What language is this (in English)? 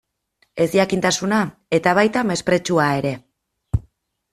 Basque